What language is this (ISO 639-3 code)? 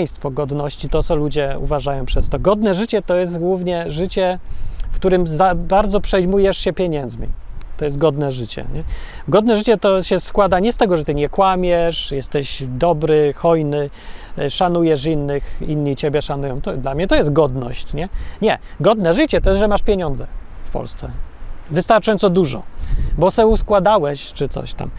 pol